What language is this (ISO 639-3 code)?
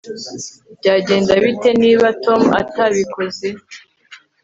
kin